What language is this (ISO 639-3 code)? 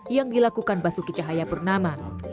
ind